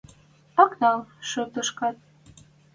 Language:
Western Mari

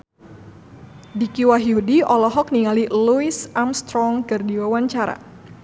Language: Sundanese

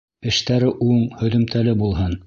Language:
Bashkir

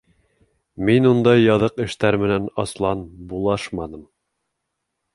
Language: Bashkir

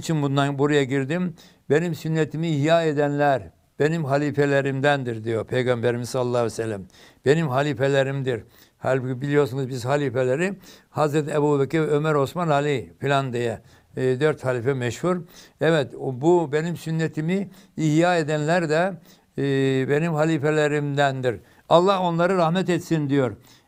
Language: Turkish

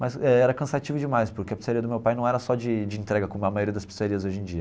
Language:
Portuguese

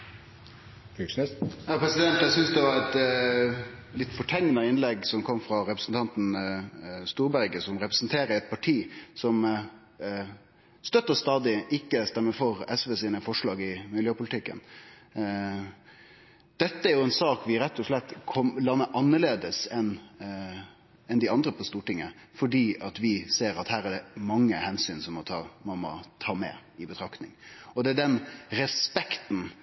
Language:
Norwegian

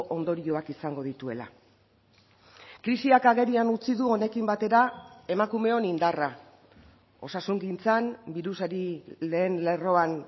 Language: Basque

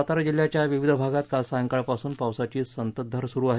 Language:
Marathi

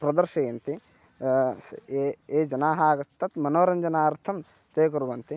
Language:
Sanskrit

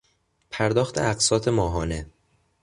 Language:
Persian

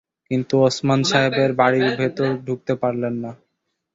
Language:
Bangla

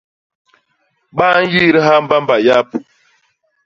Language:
Basaa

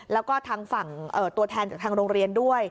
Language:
Thai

